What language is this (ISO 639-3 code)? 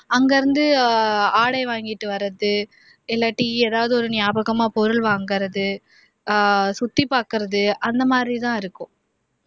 tam